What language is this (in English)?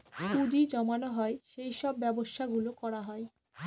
Bangla